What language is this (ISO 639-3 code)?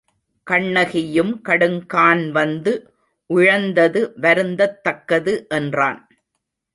tam